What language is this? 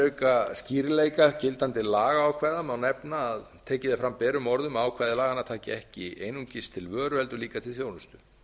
Icelandic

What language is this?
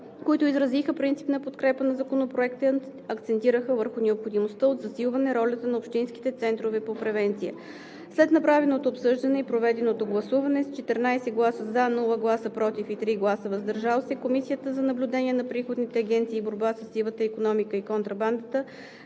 Bulgarian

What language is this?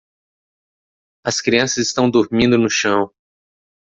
Portuguese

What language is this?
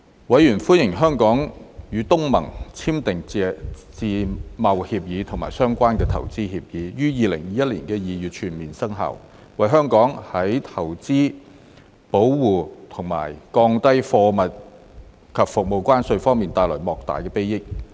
Cantonese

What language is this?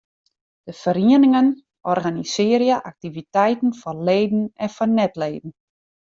Western Frisian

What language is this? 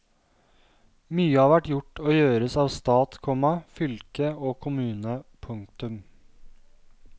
Norwegian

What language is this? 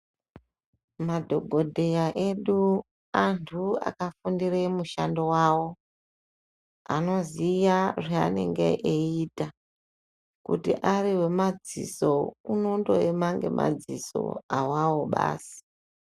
Ndau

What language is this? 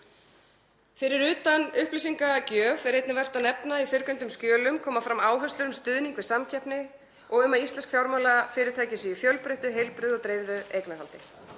Icelandic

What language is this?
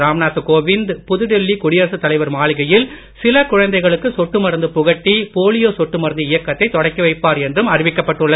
Tamil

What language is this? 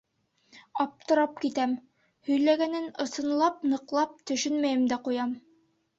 Bashkir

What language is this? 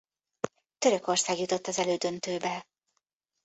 Hungarian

